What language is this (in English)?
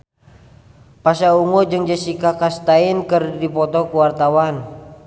Sundanese